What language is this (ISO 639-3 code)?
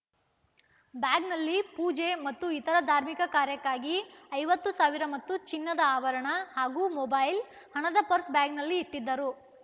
kan